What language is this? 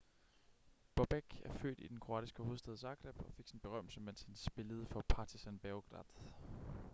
Danish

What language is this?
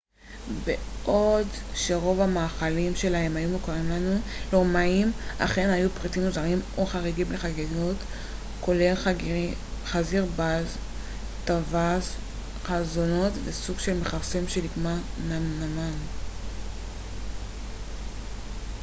Hebrew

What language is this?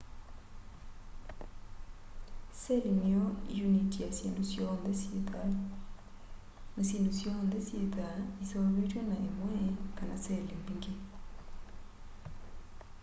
Kamba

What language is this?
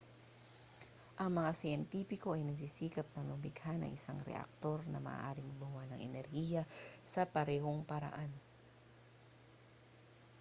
Filipino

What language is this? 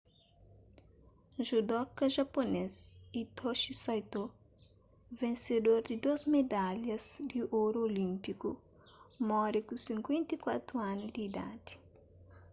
Kabuverdianu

